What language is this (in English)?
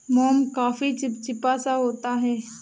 Hindi